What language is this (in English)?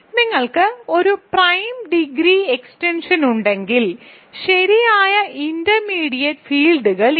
Malayalam